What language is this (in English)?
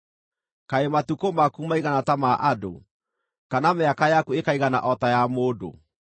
Kikuyu